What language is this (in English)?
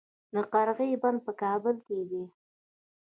Pashto